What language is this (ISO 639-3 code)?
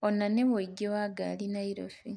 kik